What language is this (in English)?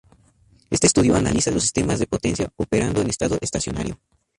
Spanish